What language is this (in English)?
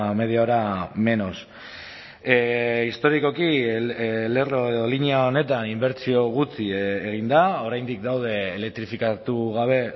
Basque